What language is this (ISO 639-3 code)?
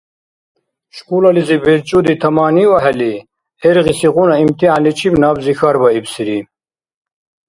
dar